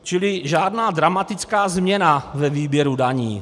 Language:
Czech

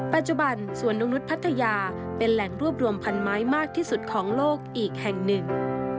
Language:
Thai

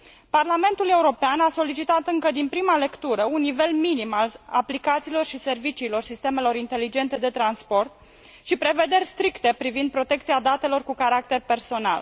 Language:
Romanian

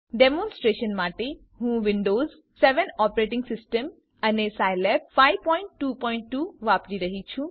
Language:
Gujarati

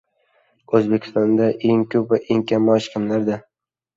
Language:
Uzbek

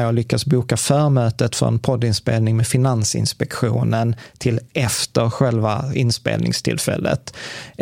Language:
Swedish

